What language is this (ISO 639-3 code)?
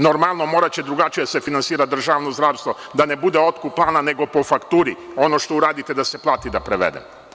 srp